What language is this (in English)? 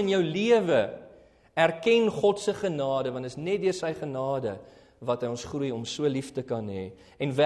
Dutch